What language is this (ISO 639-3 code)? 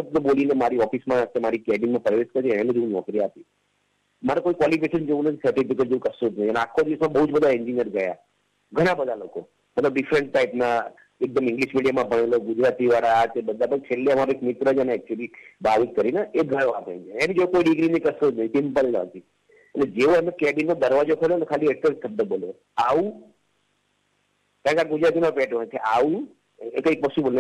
guj